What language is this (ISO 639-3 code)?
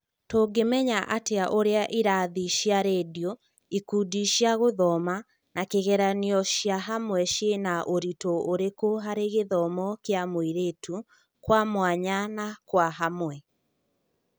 kik